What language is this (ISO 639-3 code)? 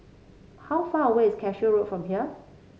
eng